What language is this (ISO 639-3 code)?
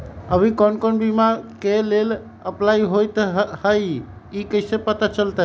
mag